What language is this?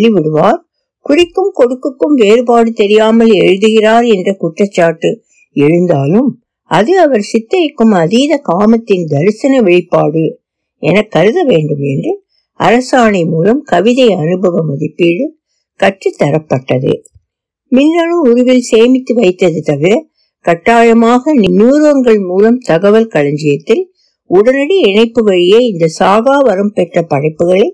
Tamil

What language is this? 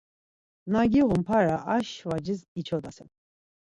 Laz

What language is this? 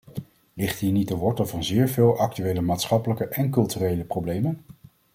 Dutch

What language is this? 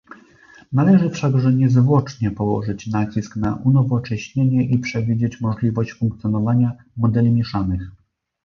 Polish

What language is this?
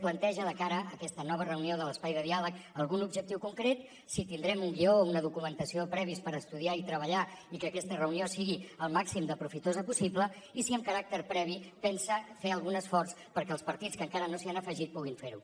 Catalan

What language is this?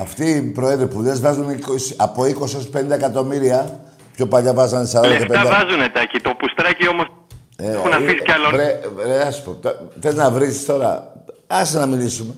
Greek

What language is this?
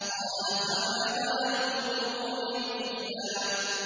Arabic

